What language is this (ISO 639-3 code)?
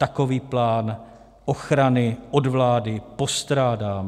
ces